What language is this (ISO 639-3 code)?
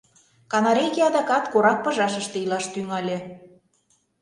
chm